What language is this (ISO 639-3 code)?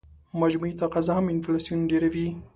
pus